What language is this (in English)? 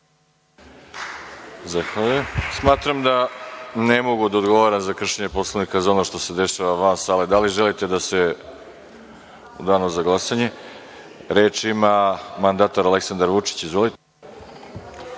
Serbian